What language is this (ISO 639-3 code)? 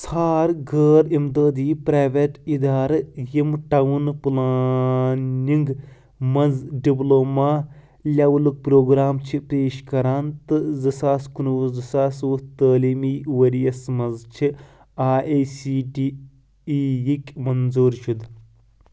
kas